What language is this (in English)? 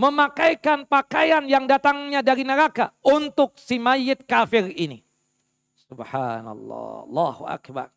Indonesian